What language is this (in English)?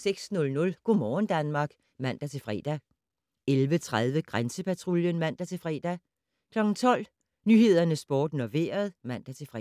Danish